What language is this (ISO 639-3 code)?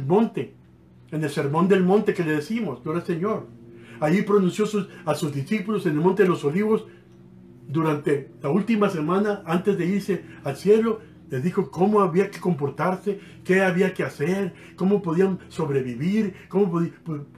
spa